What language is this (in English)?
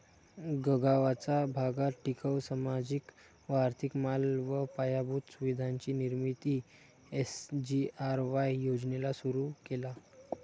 Marathi